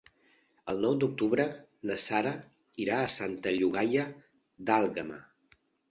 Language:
Catalan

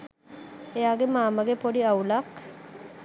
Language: Sinhala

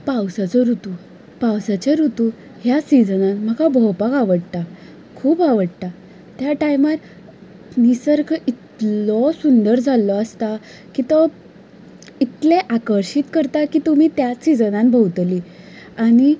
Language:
Konkani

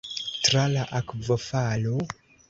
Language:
Esperanto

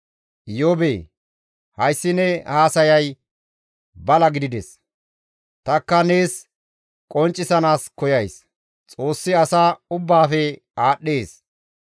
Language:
Gamo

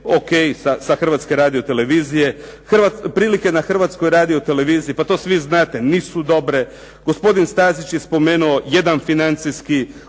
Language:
Croatian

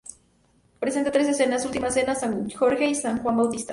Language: Spanish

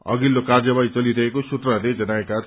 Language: Nepali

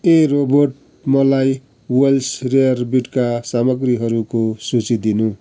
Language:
Nepali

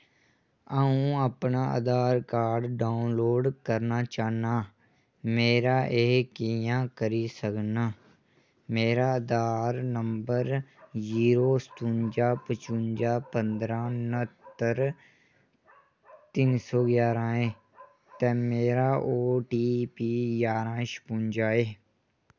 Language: Dogri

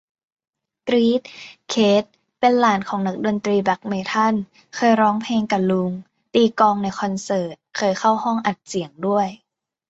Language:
Thai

